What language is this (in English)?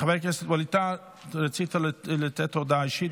Hebrew